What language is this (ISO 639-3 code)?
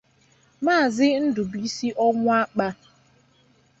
ibo